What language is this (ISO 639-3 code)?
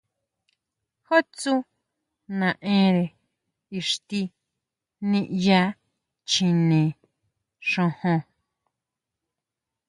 mau